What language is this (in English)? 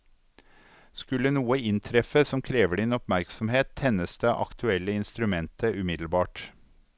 Norwegian